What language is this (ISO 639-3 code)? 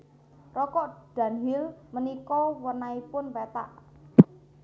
jav